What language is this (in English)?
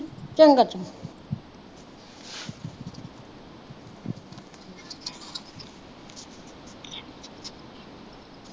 Punjabi